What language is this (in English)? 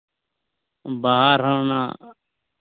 Santali